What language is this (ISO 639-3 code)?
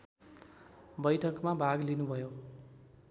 nep